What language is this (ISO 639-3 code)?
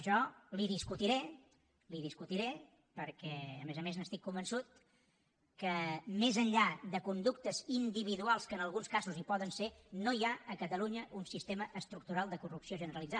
cat